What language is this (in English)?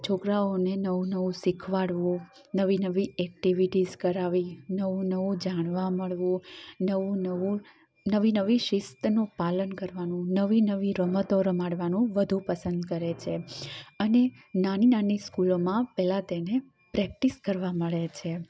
Gujarati